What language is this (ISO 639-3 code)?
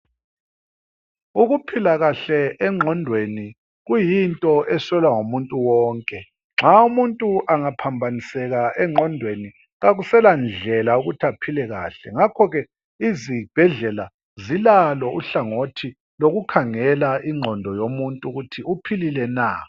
nde